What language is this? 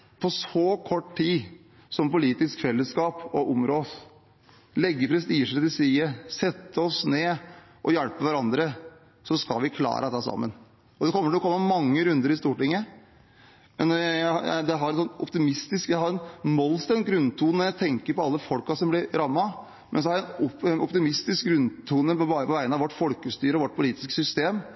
Norwegian Bokmål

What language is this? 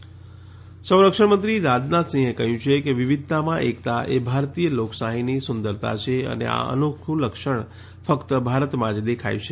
Gujarati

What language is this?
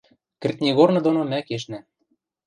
Western Mari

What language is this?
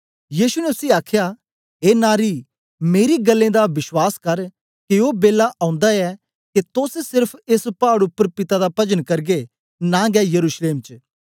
Dogri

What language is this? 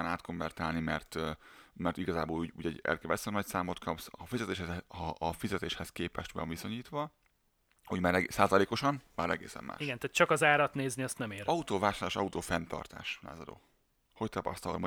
Hungarian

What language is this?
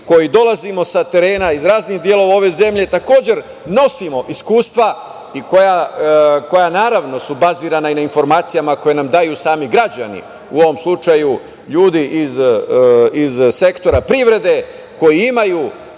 Serbian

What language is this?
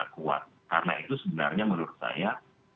Indonesian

